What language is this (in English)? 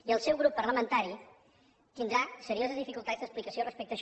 Catalan